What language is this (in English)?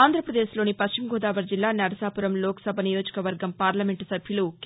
Telugu